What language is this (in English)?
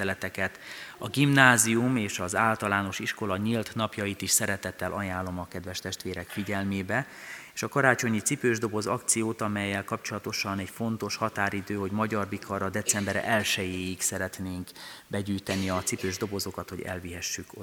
Hungarian